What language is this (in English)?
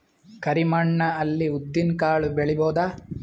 Kannada